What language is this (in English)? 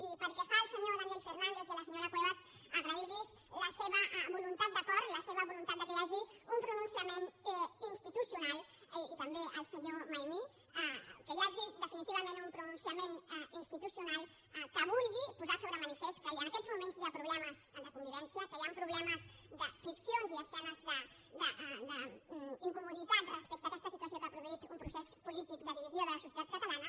Catalan